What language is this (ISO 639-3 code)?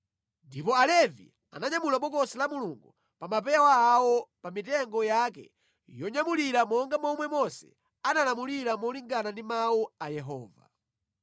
nya